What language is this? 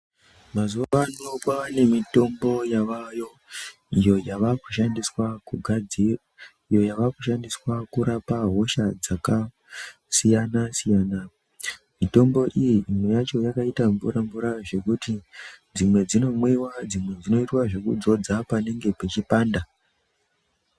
Ndau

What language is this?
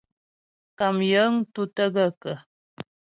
Ghomala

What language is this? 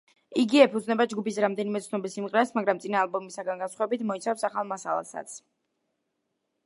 Georgian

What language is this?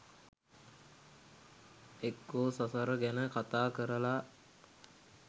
Sinhala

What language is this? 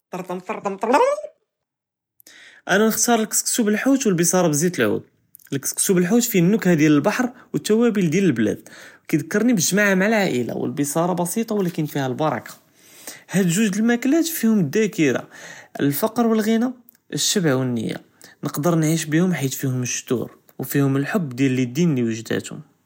Judeo-Arabic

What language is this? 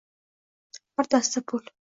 Uzbek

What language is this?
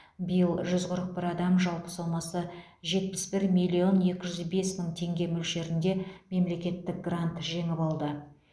Kazakh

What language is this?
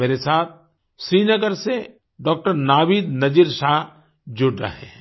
Hindi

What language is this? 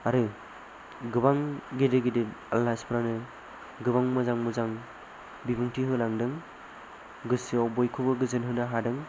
Bodo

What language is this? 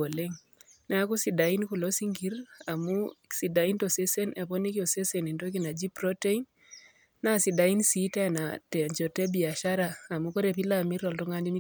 Masai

